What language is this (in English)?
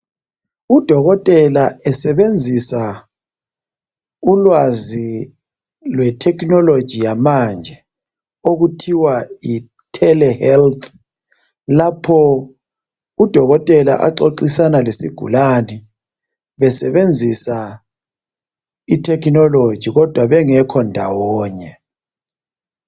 North Ndebele